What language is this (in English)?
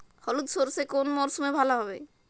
Bangla